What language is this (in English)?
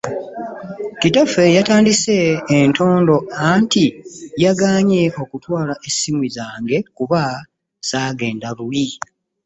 Ganda